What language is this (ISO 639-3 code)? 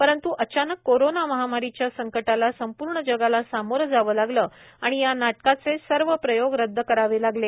mar